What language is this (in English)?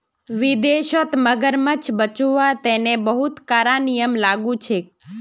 Magahi